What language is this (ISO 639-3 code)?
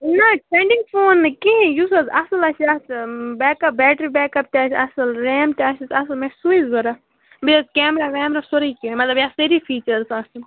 kas